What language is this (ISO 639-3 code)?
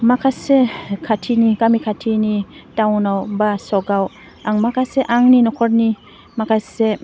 brx